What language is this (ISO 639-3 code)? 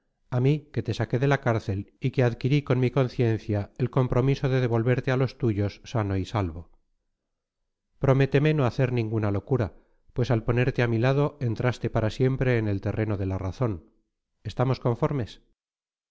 spa